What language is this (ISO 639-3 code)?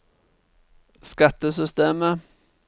nor